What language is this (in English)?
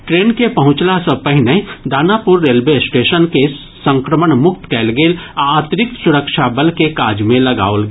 Maithili